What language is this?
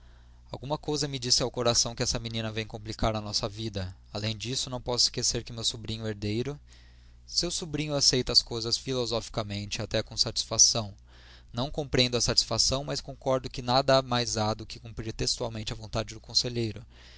Portuguese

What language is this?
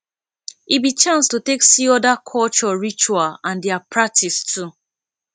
Nigerian Pidgin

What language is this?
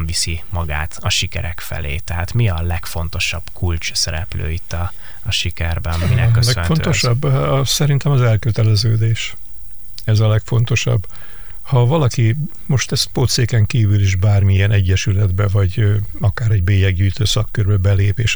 Hungarian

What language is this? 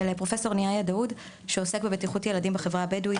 Hebrew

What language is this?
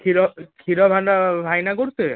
Odia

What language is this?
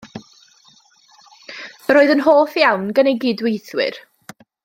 Welsh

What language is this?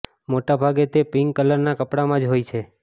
Gujarati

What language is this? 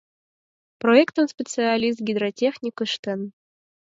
Mari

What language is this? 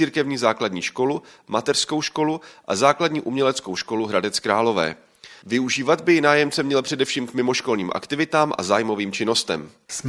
Czech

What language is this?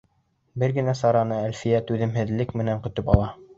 Bashkir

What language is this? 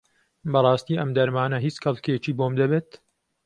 Central Kurdish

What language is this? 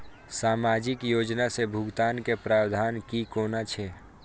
Maithili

